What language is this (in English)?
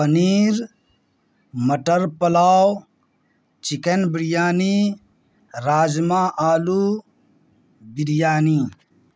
Urdu